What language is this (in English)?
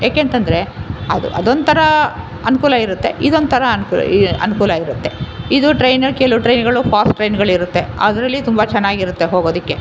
Kannada